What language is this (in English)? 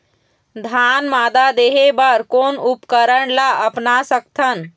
Chhattisgarhi